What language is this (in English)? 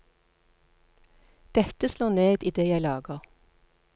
Norwegian